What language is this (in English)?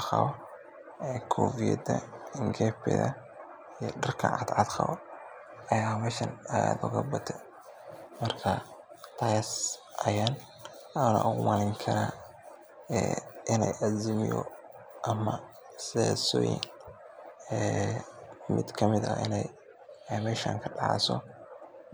Somali